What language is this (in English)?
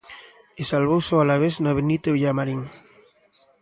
Galician